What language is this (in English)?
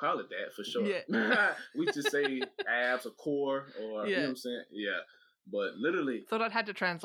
English